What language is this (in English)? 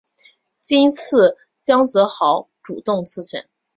Chinese